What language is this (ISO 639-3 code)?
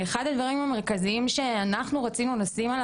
heb